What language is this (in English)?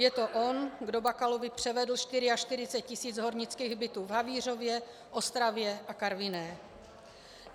Czech